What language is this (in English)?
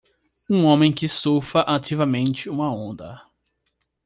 Portuguese